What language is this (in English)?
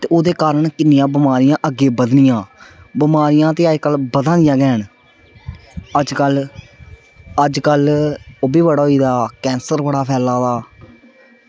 Dogri